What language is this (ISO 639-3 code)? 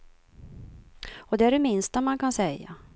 swe